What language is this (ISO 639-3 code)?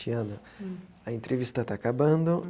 por